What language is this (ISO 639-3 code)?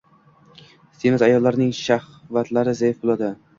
uzb